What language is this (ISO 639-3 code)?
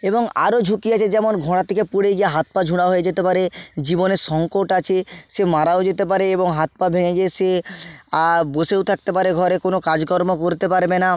ben